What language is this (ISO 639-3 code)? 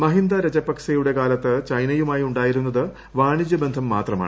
mal